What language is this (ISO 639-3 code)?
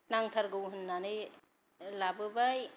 brx